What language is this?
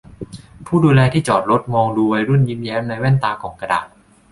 Thai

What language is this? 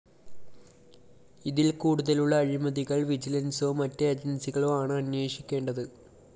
Malayalam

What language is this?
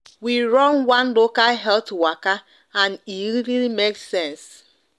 Nigerian Pidgin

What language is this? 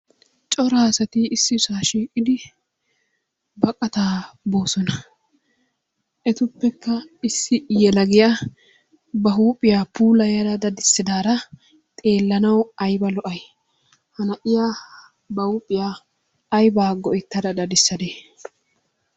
Wolaytta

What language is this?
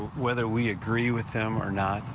English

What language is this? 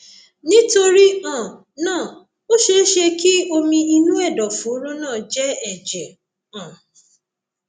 Yoruba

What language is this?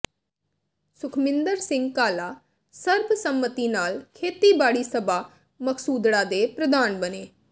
Punjabi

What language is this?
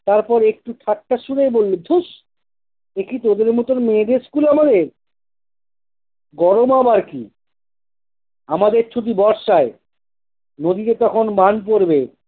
Bangla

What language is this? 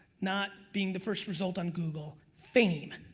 English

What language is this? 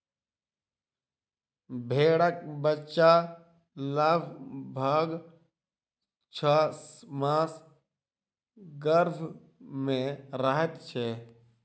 Maithili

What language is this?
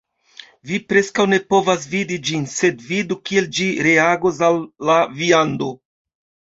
Esperanto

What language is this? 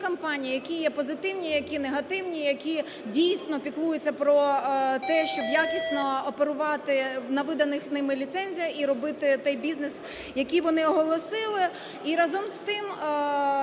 Ukrainian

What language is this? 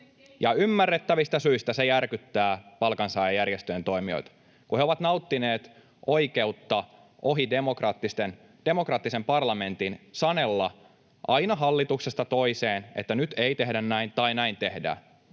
Finnish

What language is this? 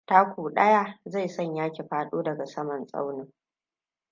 Hausa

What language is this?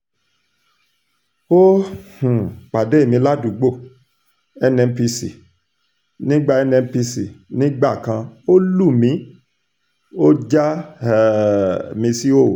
Yoruba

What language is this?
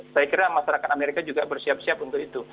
Indonesian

